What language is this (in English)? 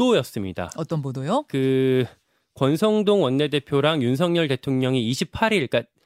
Korean